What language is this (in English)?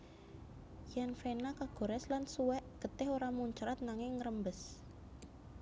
Javanese